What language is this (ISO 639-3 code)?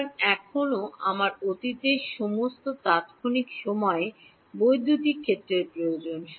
ben